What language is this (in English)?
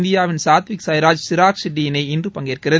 Tamil